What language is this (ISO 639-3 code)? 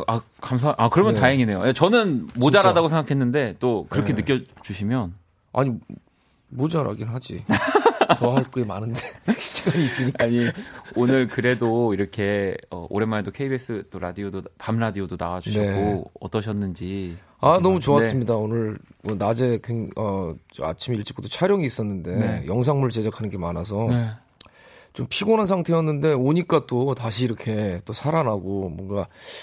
kor